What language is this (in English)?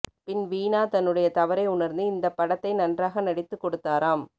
Tamil